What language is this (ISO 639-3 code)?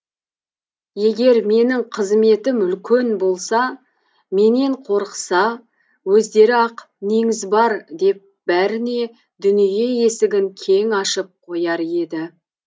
kaz